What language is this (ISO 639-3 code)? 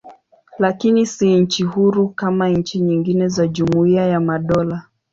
swa